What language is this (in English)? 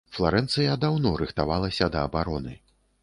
Belarusian